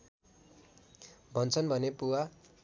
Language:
Nepali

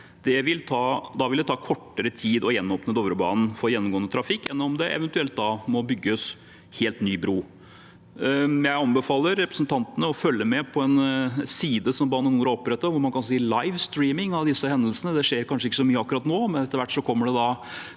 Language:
Norwegian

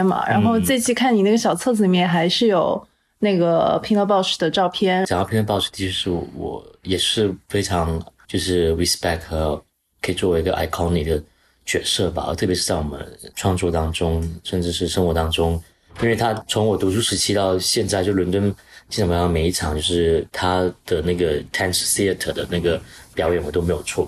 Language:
Chinese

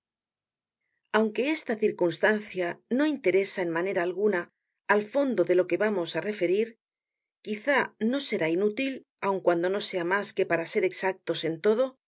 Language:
Spanish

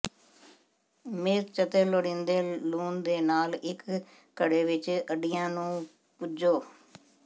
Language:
Punjabi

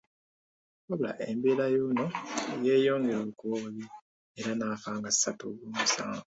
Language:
Ganda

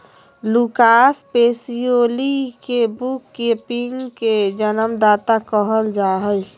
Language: Magahi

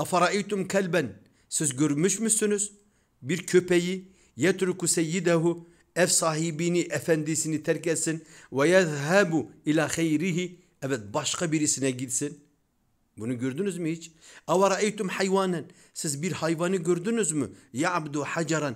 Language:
Turkish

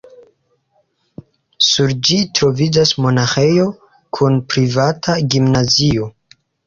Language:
Esperanto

